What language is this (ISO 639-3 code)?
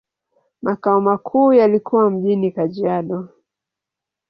swa